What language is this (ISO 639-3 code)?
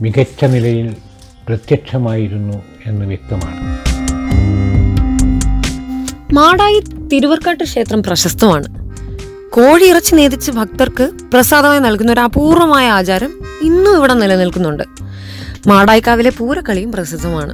mal